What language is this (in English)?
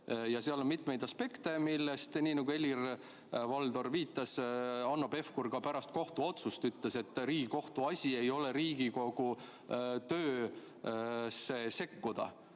Estonian